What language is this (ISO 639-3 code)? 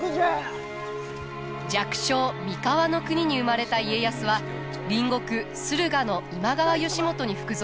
jpn